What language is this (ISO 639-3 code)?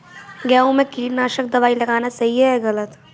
hin